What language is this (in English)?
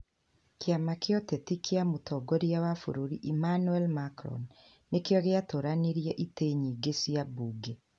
Kikuyu